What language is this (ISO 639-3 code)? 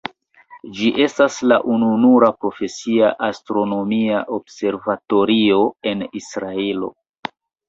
epo